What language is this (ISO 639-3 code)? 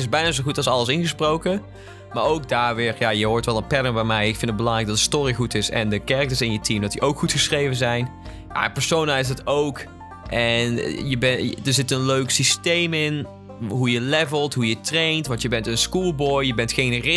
nld